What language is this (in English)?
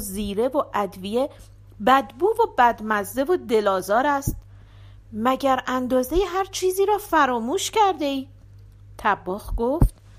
Persian